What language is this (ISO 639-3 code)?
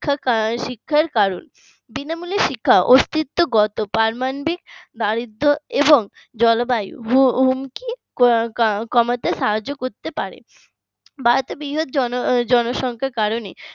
ben